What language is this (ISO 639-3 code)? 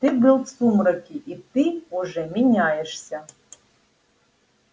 rus